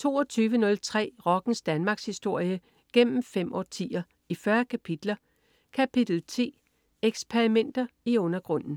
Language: Danish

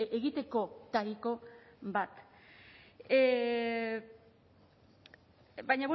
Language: Basque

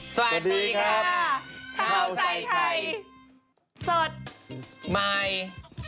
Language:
Thai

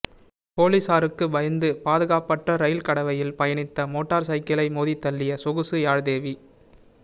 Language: Tamil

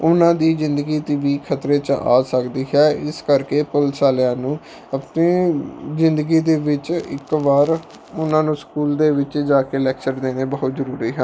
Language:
Punjabi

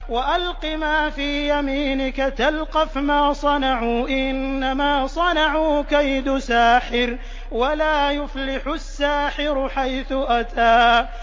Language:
Arabic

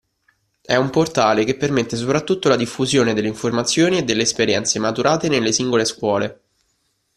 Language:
Italian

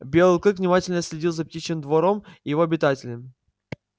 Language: Russian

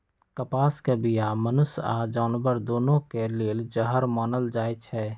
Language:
Magahi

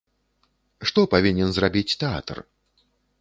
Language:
Belarusian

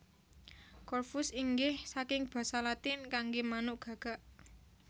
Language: Javanese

